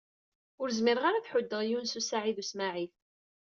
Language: Kabyle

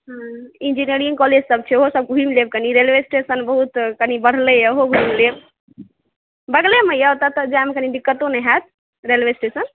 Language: Maithili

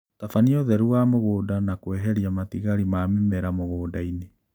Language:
Kikuyu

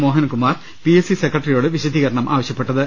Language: Malayalam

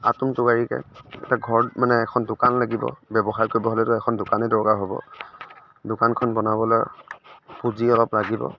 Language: Assamese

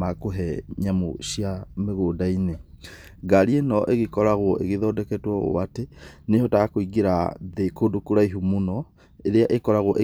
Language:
Kikuyu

